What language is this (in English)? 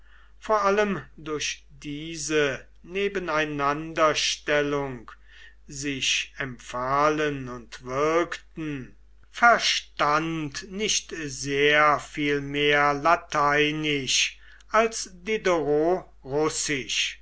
German